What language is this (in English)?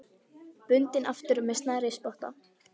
Icelandic